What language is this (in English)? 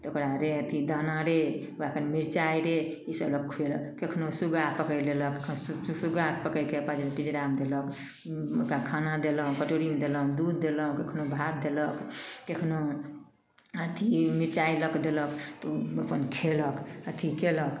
Maithili